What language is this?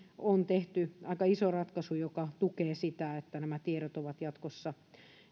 Finnish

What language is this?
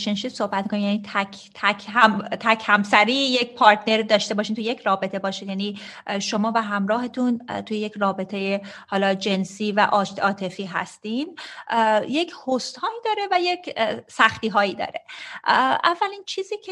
Persian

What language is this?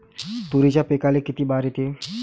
Marathi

